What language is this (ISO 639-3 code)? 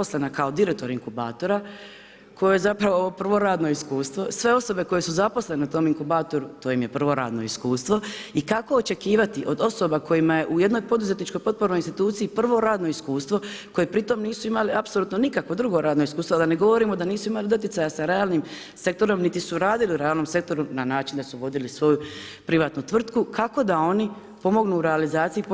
hrv